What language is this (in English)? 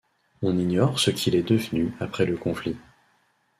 French